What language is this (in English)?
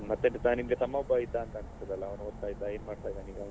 Kannada